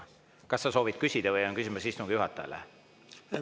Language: Estonian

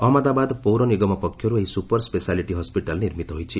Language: Odia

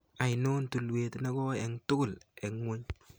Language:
Kalenjin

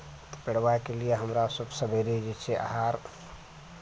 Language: Maithili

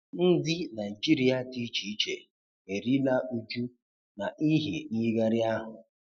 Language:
Igbo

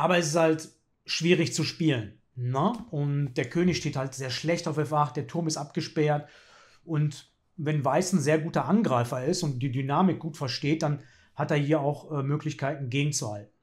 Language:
German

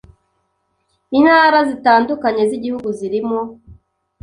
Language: Kinyarwanda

